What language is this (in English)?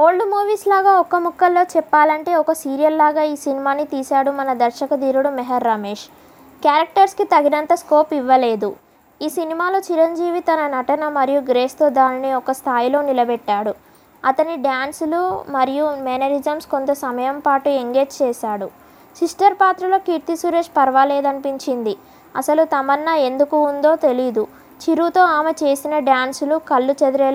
Telugu